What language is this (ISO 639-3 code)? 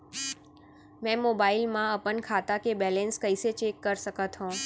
hne